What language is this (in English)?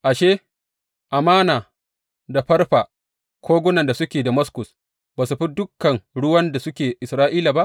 Hausa